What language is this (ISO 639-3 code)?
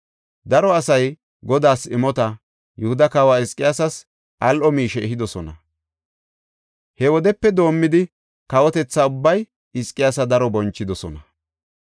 gof